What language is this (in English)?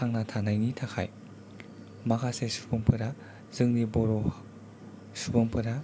Bodo